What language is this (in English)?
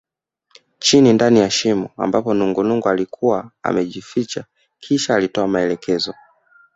Swahili